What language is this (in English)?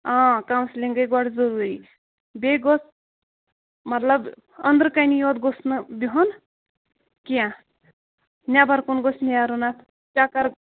Kashmiri